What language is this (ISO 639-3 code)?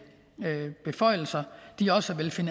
dan